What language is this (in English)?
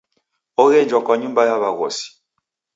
Taita